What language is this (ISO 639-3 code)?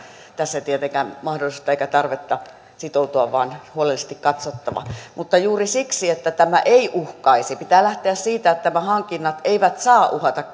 fin